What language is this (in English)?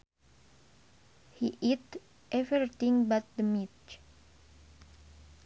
Sundanese